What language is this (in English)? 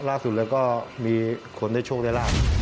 Thai